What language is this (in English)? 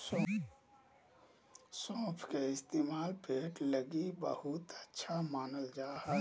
Magahi